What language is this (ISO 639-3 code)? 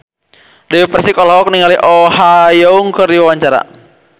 sun